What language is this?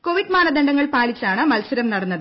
Malayalam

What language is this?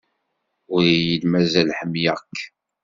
Kabyle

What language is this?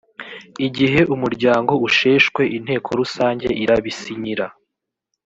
Kinyarwanda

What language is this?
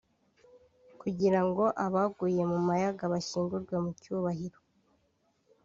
Kinyarwanda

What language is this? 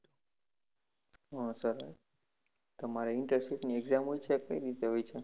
Gujarati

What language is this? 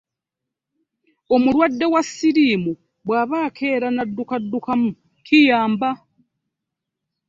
Ganda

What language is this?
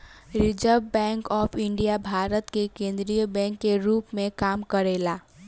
Bhojpuri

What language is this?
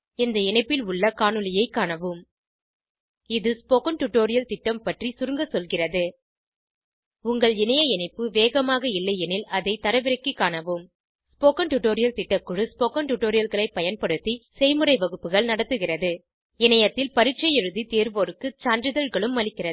Tamil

